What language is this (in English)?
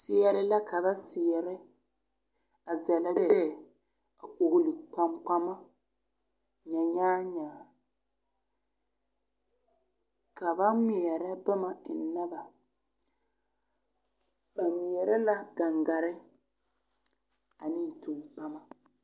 Southern Dagaare